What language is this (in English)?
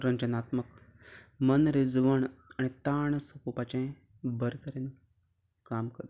Konkani